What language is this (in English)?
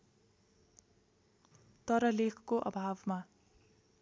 Nepali